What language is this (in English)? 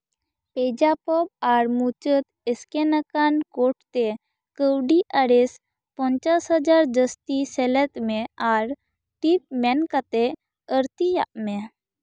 Santali